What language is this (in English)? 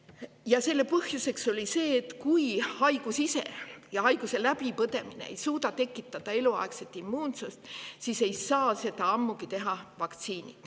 Estonian